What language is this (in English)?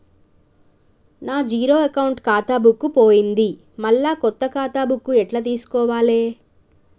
Telugu